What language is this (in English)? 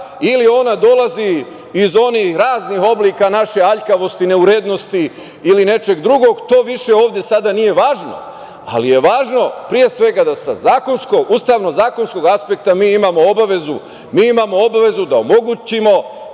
Serbian